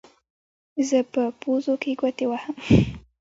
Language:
Pashto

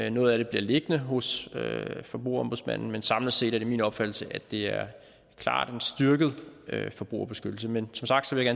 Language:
Danish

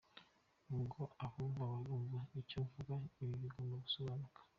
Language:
Kinyarwanda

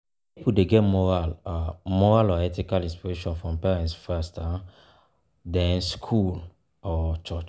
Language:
Nigerian Pidgin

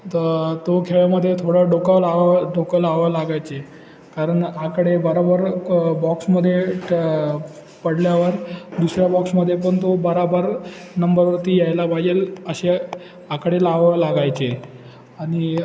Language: Marathi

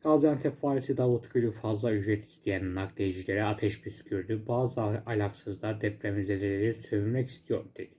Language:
Turkish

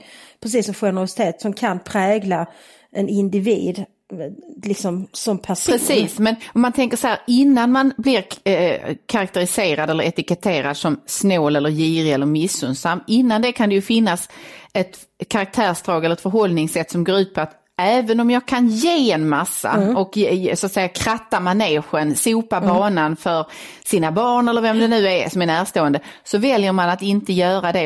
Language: Swedish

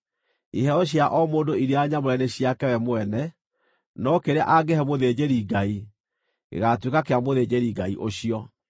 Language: Kikuyu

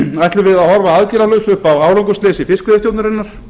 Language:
Icelandic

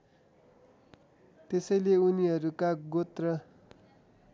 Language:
Nepali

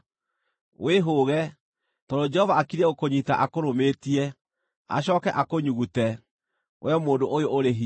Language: Kikuyu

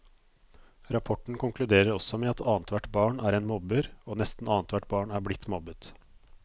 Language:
Norwegian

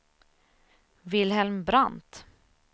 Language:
Swedish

